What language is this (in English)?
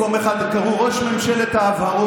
Hebrew